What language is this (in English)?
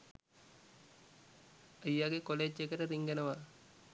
Sinhala